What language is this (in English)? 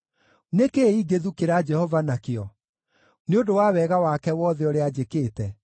Kikuyu